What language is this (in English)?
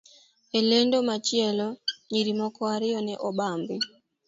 Luo (Kenya and Tanzania)